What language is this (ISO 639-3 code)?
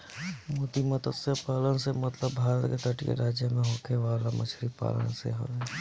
bho